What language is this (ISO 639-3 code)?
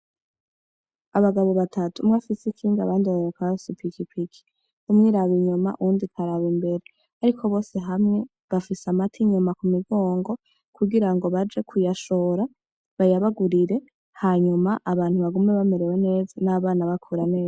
run